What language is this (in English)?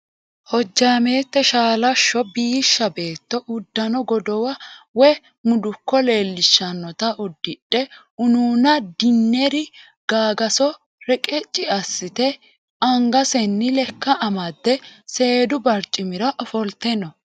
Sidamo